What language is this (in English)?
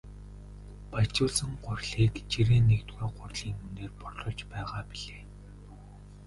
Mongolian